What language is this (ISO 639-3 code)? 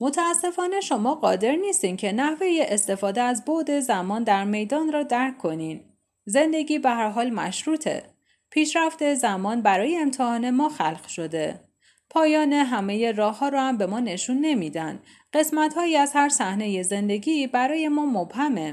fas